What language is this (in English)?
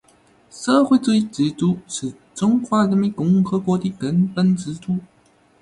Chinese